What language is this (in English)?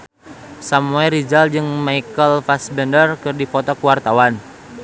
Sundanese